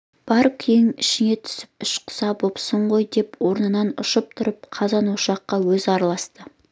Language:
Kazakh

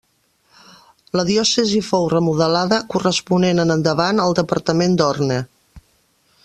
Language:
Catalan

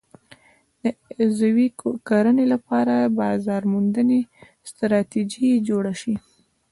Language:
Pashto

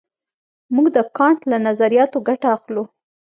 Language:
Pashto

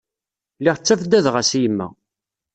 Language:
Kabyle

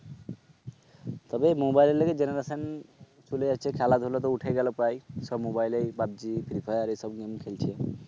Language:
Bangla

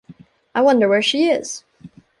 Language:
English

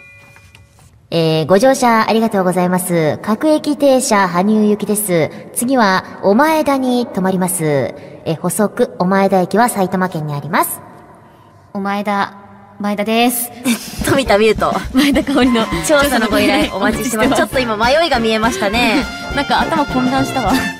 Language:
Japanese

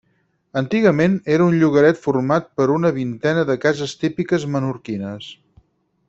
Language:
Catalan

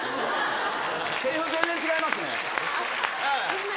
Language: Japanese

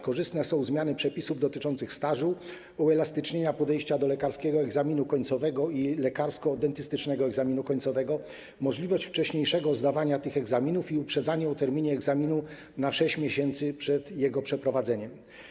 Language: Polish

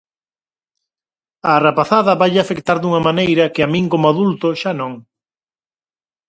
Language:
Galician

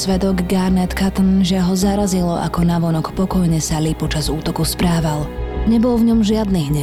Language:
Slovak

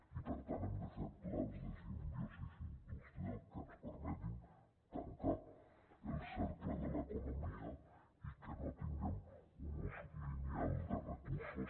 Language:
Catalan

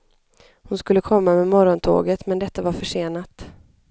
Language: Swedish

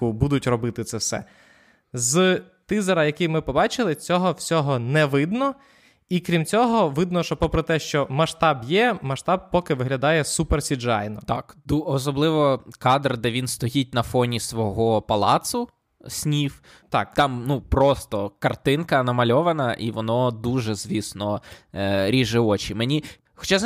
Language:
Ukrainian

